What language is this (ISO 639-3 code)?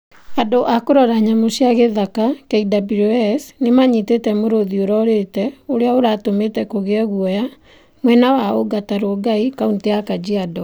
kik